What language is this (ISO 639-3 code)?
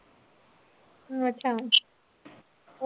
pan